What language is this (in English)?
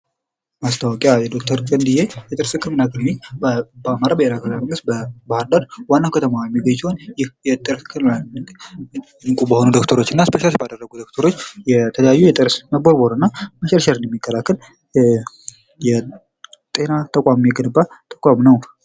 Amharic